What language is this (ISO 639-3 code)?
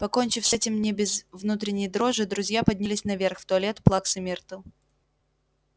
rus